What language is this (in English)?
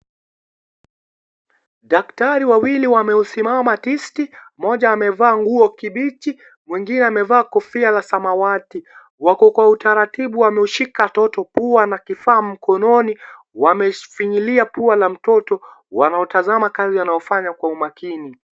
Swahili